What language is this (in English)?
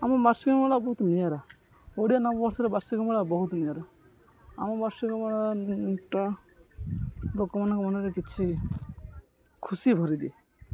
Odia